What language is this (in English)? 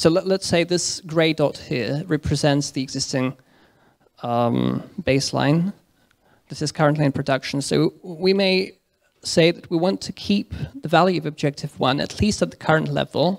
English